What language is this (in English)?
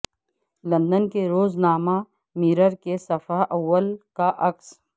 Urdu